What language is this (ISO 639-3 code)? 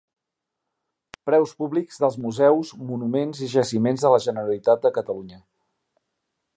cat